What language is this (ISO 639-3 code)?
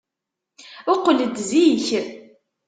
kab